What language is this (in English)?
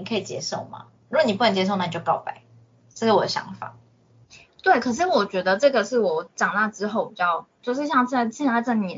Chinese